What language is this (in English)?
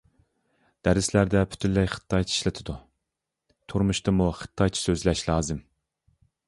Uyghur